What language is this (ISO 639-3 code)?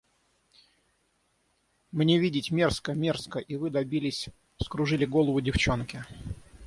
rus